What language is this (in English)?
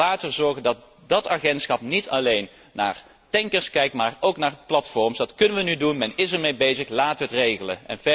Dutch